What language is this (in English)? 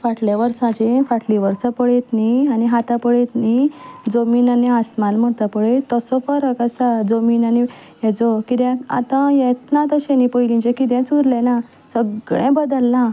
Konkani